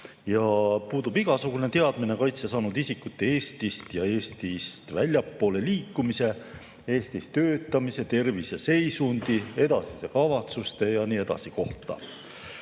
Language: Estonian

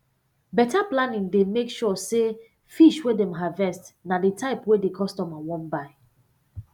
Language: Nigerian Pidgin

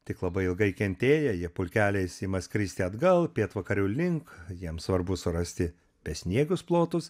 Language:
Lithuanian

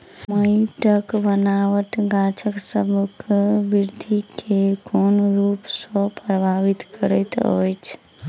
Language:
Maithili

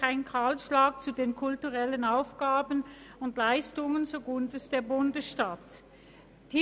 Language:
Swiss German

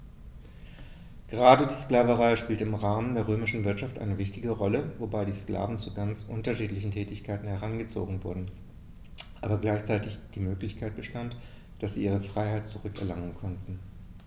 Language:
German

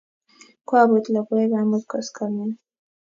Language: Kalenjin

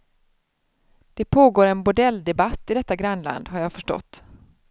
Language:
Swedish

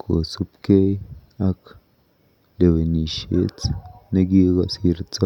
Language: Kalenjin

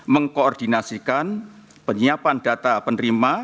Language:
Indonesian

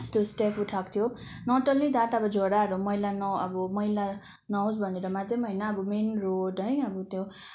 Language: Nepali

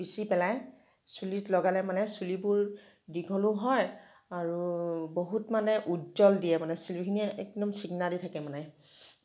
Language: Assamese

